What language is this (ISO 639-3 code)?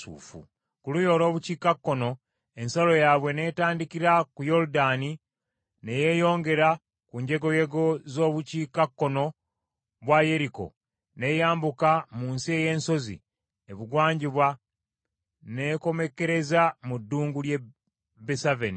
lug